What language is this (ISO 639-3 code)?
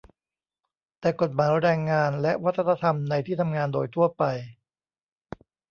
tha